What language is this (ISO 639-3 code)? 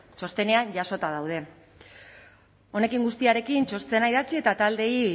eus